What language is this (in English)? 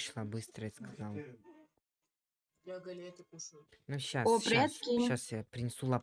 Russian